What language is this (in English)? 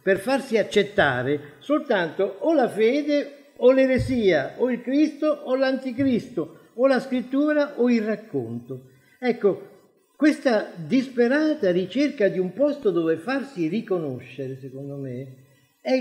Italian